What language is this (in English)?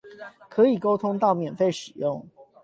Chinese